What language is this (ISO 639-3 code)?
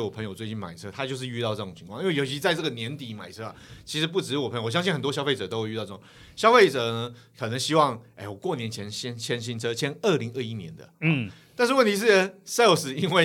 zho